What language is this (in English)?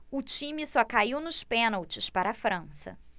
Portuguese